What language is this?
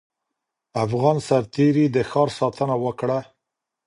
Pashto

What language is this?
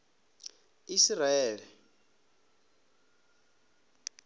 Venda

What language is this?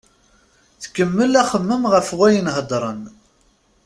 Kabyle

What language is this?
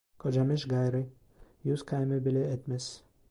Turkish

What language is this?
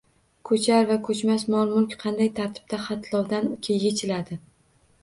Uzbek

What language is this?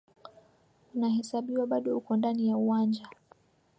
Swahili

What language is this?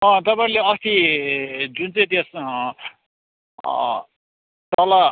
Nepali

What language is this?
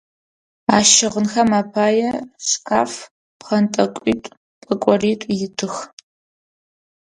Adyghe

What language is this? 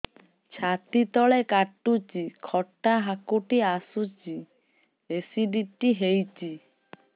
Odia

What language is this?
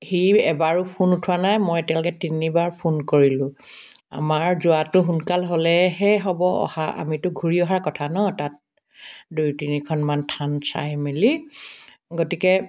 Assamese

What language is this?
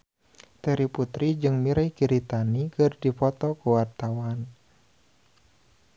Sundanese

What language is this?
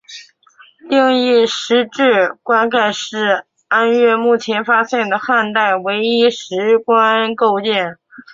Chinese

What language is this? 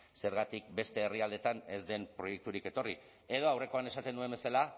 Basque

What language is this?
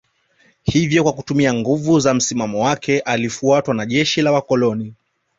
Swahili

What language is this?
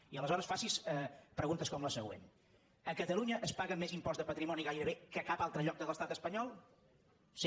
Catalan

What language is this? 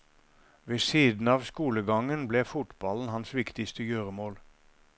Norwegian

